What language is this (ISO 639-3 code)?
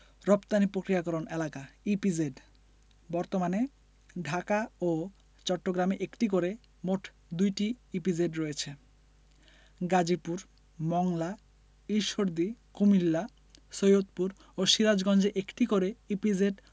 ben